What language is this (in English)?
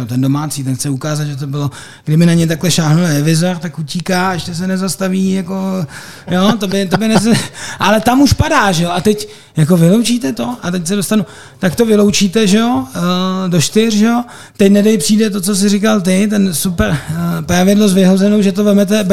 Czech